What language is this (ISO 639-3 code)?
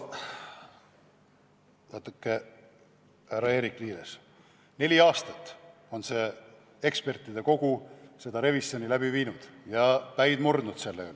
est